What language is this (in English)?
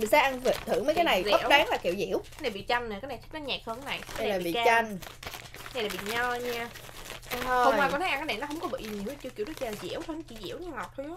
Vietnamese